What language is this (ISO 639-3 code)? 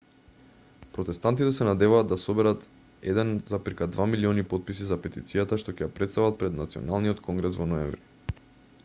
mkd